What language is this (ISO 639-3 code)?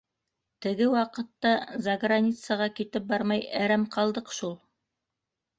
bak